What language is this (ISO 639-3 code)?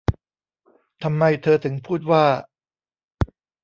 tha